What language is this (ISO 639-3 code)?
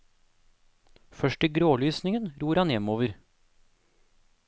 nor